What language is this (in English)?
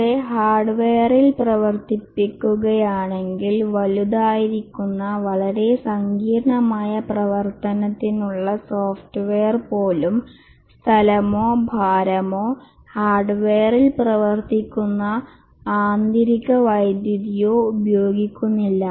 Malayalam